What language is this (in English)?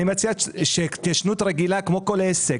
Hebrew